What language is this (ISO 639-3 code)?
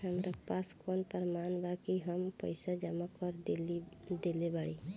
bho